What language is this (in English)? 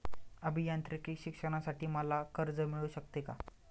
Marathi